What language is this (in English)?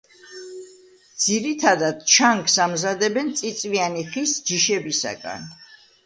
Georgian